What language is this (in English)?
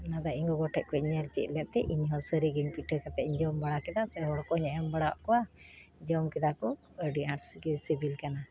Santali